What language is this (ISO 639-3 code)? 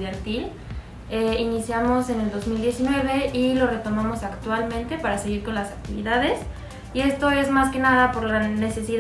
spa